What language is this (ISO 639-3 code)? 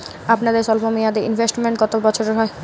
ben